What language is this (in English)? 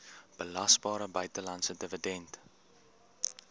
Afrikaans